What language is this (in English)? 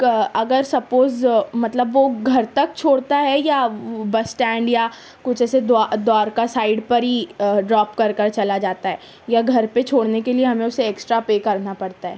Urdu